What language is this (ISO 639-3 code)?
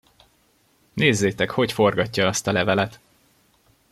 hun